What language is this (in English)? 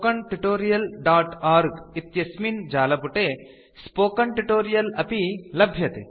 Sanskrit